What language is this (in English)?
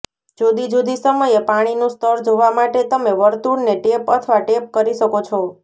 Gujarati